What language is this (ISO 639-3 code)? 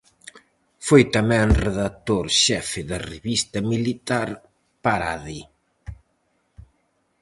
glg